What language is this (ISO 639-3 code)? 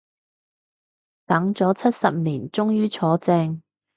yue